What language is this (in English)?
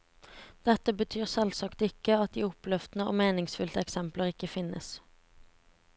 Norwegian